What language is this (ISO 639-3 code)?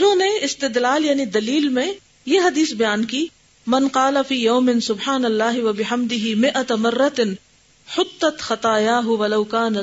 urd